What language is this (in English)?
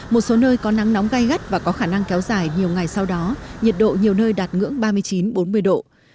Vietnamese